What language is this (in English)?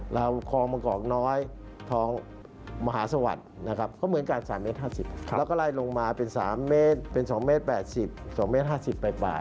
Thai